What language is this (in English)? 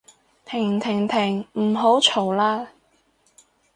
Cantonese